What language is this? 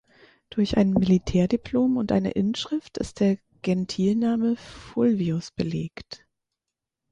German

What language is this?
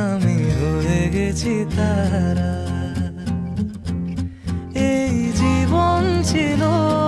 Turkish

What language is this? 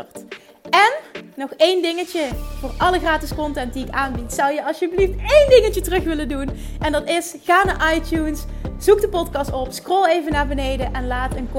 Dutch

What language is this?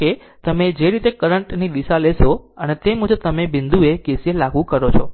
Gujarati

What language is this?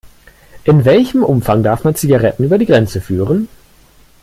German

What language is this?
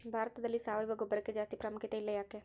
Kannada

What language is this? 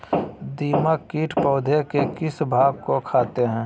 Magahi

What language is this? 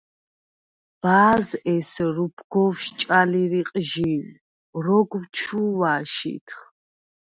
Svan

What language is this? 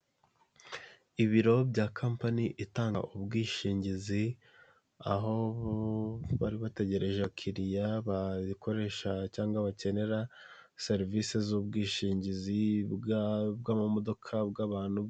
Kinyarwanda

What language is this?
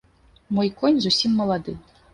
Belarusian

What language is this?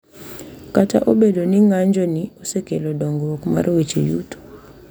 Luo (Kenya and Tanzania)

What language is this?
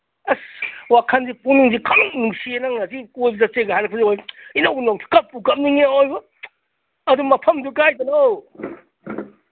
Manipuri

